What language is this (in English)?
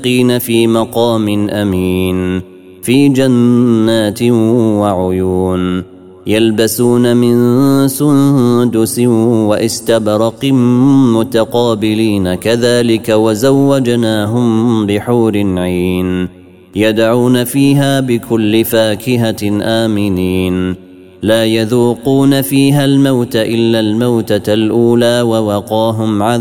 Arabic